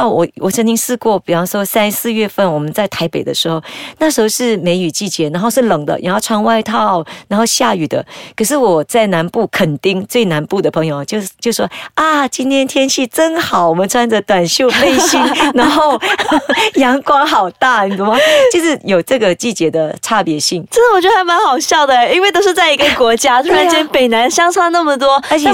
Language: Chinese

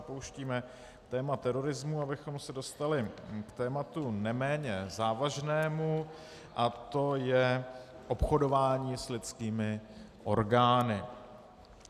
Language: Czech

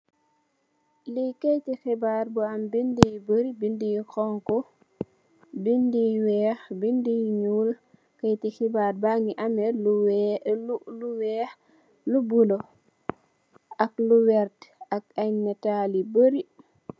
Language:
Wolof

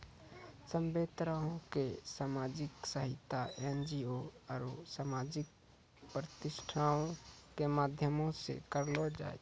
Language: Maithili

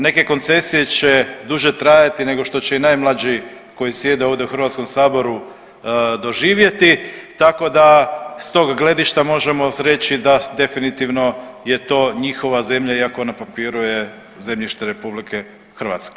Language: Croatian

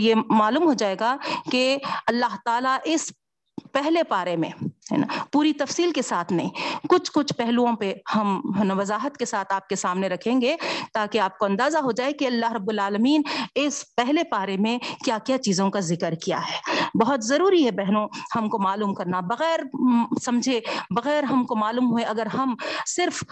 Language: Urdu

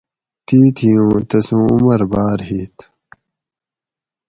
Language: Gawri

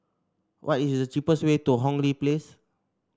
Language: English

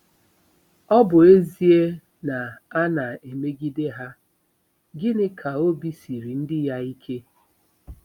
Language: Igbo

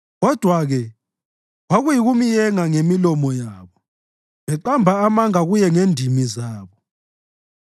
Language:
North Ndebele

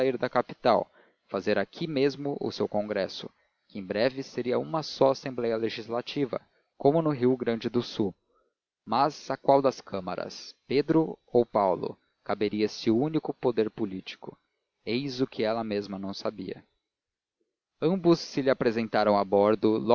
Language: Portuguese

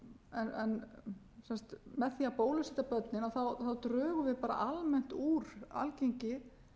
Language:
Icelandic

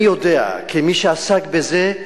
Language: Hebrew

